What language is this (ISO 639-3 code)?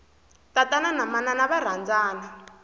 tso